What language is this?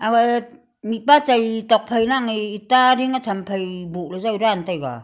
Wancho Naga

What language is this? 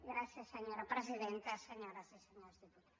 Catalan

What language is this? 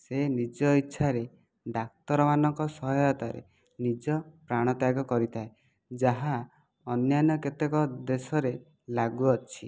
Odia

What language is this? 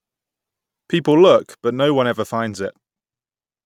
English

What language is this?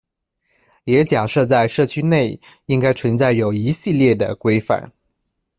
Chinese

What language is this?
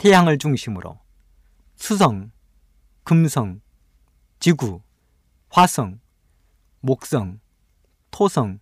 Korean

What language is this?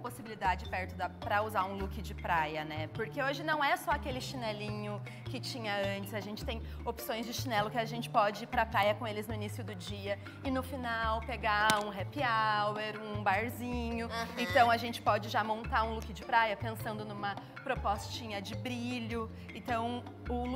Portuguese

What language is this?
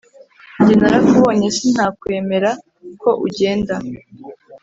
Kinyarwanda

